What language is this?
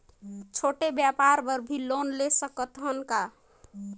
Chhattisgarhi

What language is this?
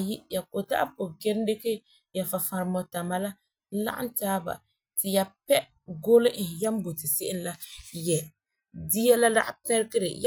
Frafra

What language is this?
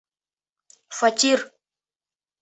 Bashkir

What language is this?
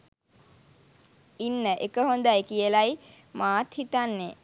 Sinhala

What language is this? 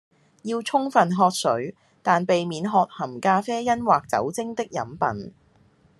Cantonese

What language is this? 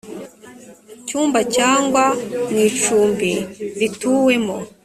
Kinyarwanda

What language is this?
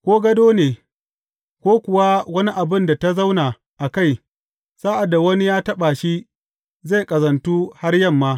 Hausa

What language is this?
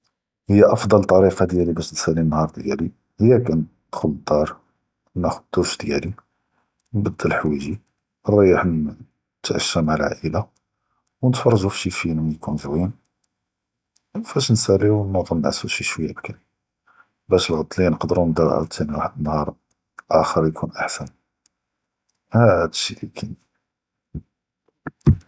Judeo-Arabic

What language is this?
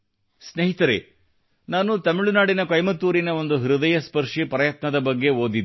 Kannada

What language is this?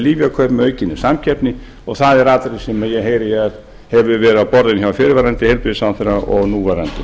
Icelandic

